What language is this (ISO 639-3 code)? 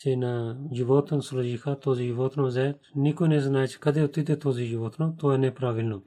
bul